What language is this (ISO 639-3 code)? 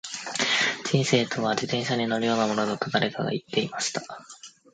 jpn